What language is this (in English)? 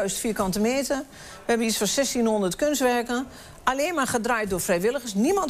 Dutch